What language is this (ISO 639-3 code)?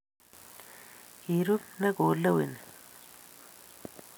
kln